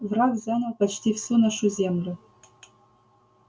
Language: Russian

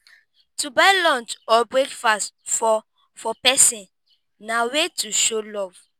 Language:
Nigerian Pidgin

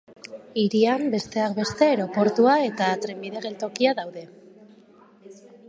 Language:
Basque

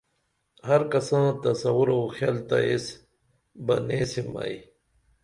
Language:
Dameli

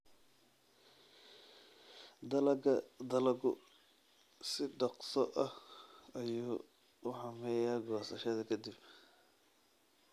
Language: Somali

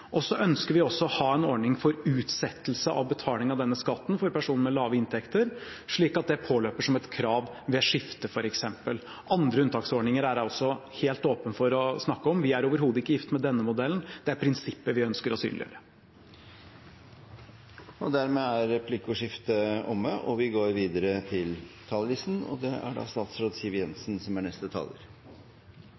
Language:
Norwegian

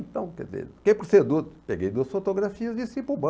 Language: Portuguese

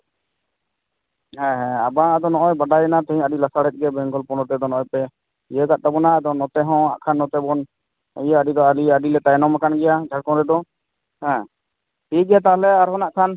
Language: Santali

